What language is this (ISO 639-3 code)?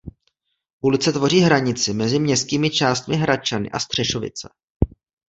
ces